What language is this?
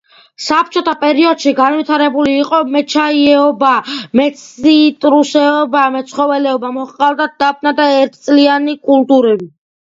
Georgian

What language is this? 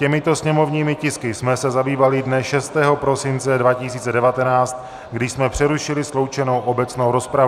Czech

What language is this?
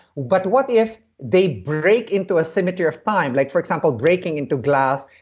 English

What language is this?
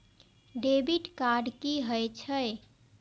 Maithili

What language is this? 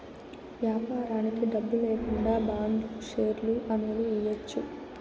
Telugu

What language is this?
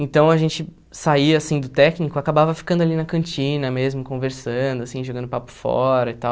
Portuguese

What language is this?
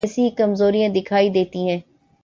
Urdu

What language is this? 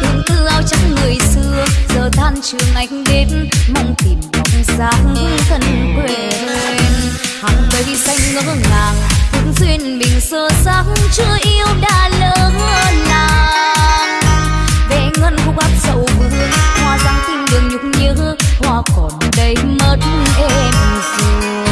Vietnamese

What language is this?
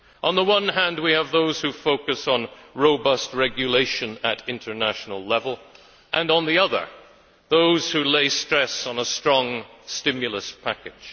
English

